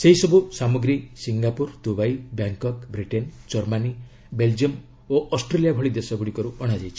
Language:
Odia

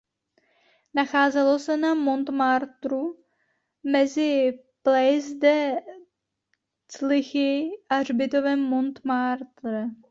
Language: Czech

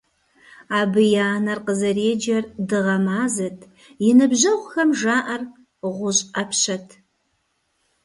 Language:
Kabardian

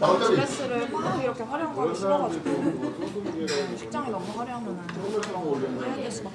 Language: Korean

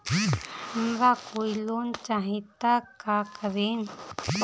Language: Bhojpuri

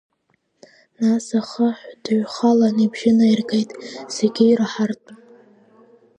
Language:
Abkhazian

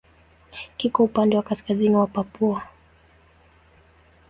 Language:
Swahili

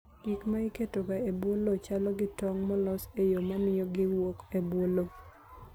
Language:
Luo (Kenya and Tanzania)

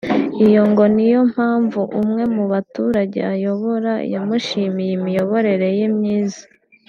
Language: Kinyarwanda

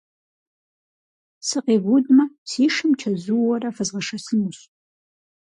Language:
Kabardian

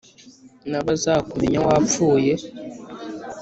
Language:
Kinyarwanda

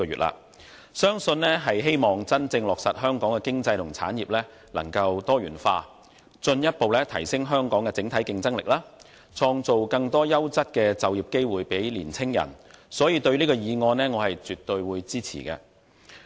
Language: Cantonese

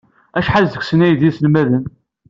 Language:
Kabyle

